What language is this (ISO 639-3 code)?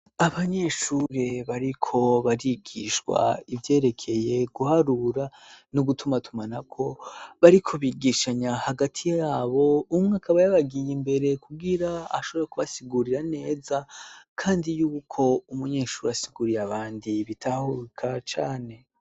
run